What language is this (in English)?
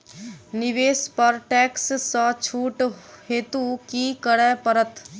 Maithili